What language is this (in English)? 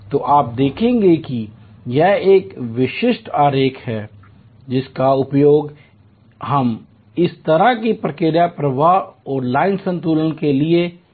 Hindi